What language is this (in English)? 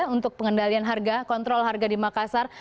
Indonesian